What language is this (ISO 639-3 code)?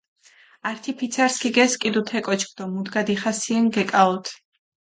xmf